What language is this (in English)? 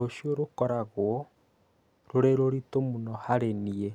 Kikuyu